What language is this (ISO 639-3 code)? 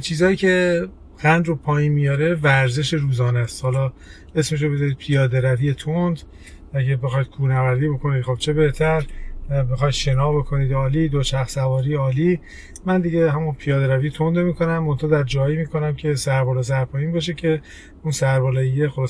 fas